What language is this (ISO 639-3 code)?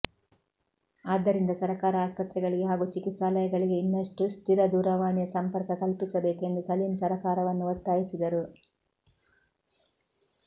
kan